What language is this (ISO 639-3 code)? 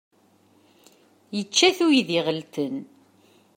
kab